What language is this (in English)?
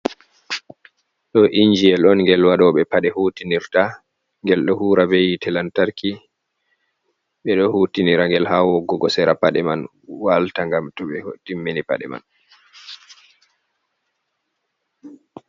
Fula